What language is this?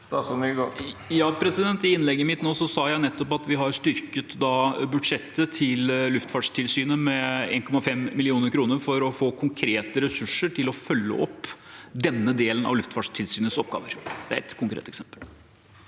Norwegian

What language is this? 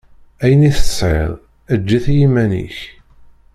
Kabyle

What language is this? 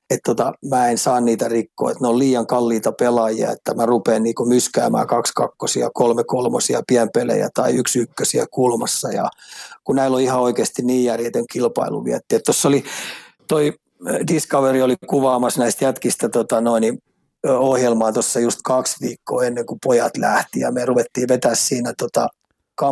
Finnish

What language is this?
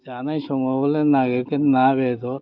Bodo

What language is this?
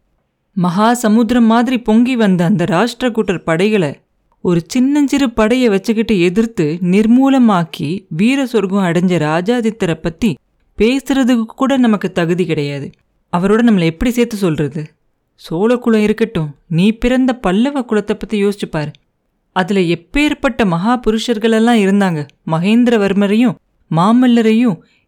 Tamil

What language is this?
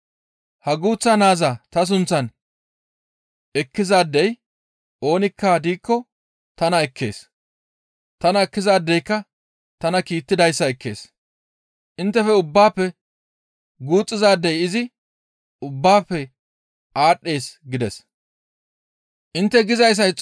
Gamo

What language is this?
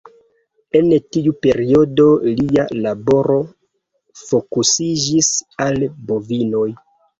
Esperanto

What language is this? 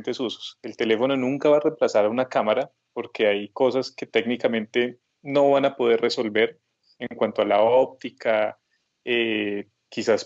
Spanish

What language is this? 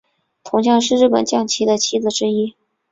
Chinese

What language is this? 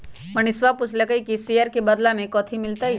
Magahi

